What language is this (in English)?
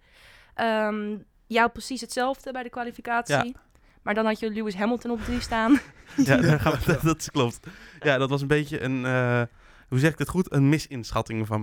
Dutch